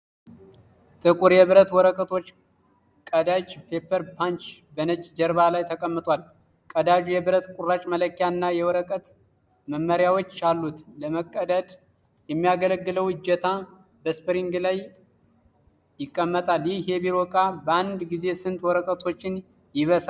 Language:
Amharic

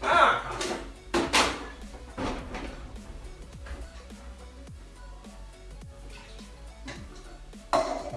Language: German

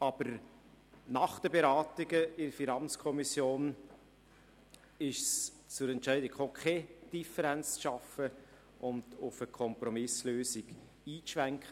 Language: Swiss German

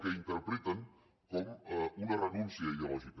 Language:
Catalan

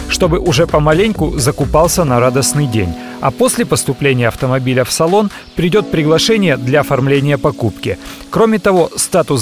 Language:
Russian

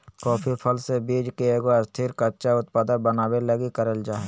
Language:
Magahi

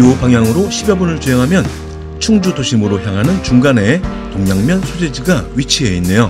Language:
Korean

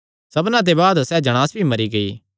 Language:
Kangri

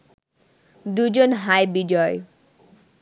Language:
Bangla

